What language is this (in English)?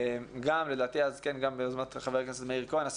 Hebrew